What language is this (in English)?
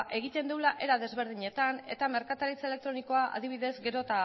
Basque